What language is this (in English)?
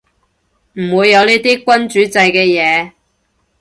Cantonese